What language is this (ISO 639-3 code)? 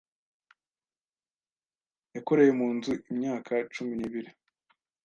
kin